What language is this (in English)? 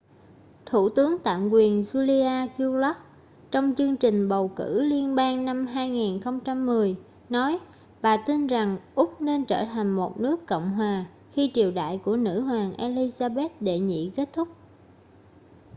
Vietnamese